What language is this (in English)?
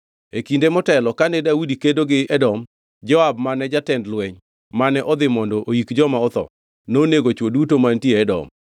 Luo (Kenya and Tanzania)